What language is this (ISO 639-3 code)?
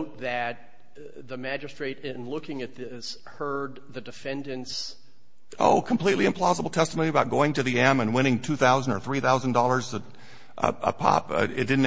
eng